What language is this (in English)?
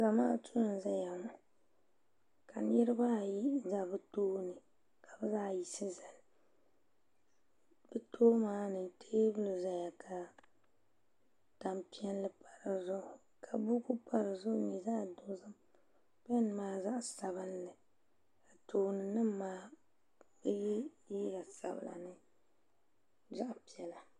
Dagbani